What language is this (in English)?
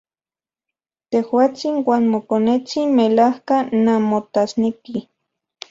Central Puebla Nahuatl